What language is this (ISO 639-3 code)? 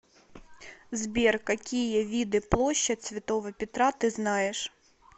rus